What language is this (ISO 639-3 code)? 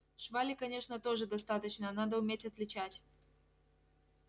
rus